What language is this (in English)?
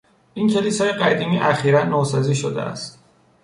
Persian